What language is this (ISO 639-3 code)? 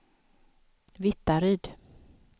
swe